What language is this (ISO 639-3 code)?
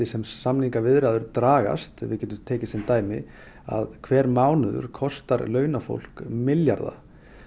isl